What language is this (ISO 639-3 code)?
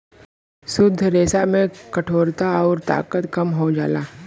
bho